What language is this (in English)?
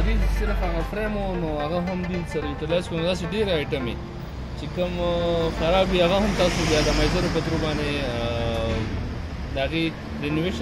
Romanian